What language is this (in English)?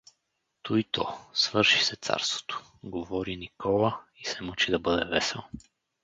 Bulgarian